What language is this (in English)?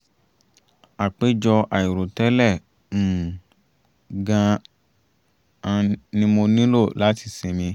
Yoruba